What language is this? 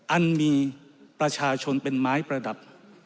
Thai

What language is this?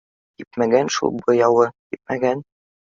Bashkir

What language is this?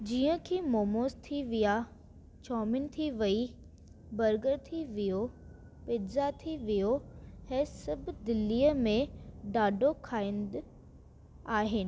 Sindhi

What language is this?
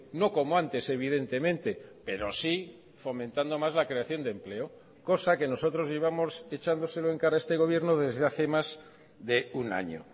Spanish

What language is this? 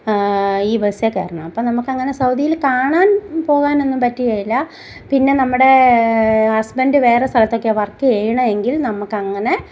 Malayalam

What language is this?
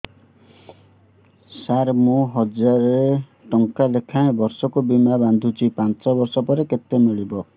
Odia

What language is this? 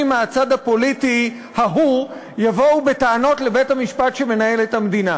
Hebrew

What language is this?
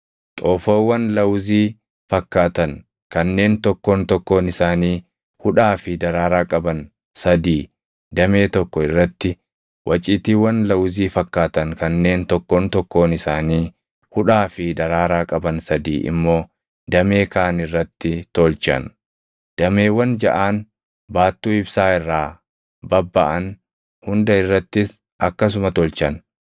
Oromo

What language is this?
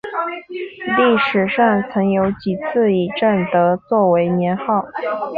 Chinese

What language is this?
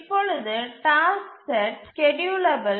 Tamil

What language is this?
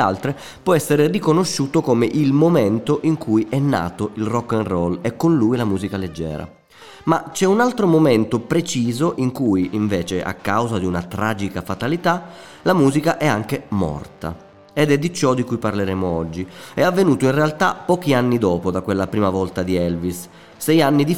Italian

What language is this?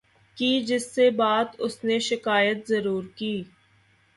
Urdu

